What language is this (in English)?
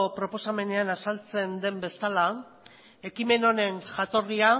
Basque